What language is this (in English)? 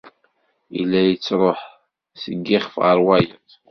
Kabyle